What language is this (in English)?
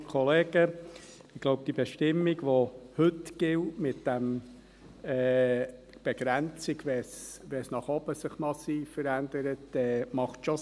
Swiss German